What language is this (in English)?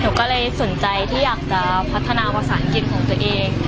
Thai